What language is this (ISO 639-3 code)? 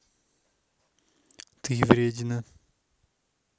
rus